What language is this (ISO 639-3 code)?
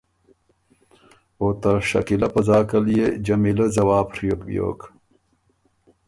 oru